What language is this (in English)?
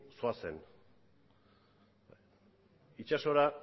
Basque